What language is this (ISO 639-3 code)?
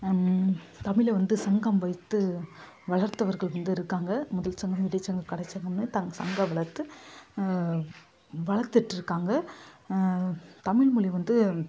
tam